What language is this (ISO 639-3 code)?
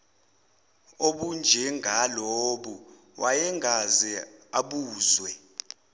zul